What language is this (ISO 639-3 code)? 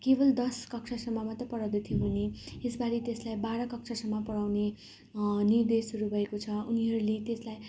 nep